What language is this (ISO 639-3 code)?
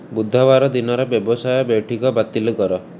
ori